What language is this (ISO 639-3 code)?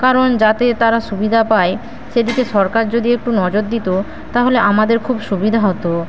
ben